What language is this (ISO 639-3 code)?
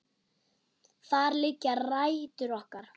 isl